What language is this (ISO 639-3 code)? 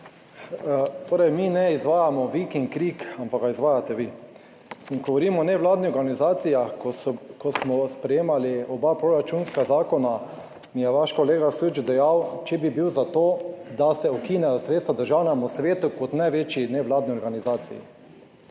slv